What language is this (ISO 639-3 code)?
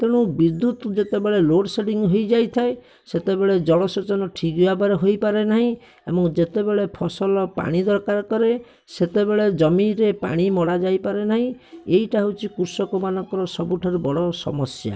ori